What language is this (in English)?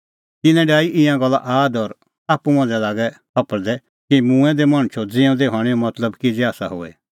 Kullu Pahari